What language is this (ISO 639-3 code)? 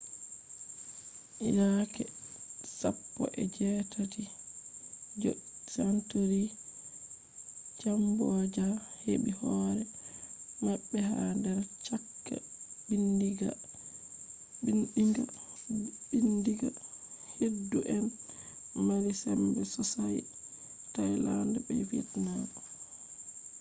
ful